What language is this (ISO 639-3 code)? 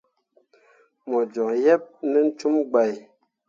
mua